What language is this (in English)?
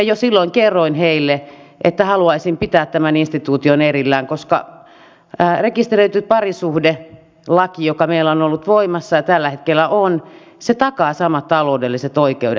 Finnish